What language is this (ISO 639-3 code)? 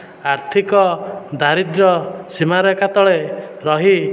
ori